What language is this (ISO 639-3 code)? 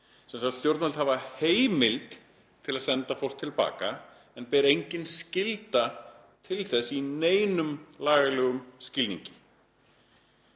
isl